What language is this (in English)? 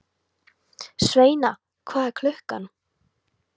Icelandic